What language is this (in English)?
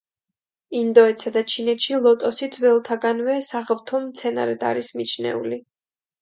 Georgian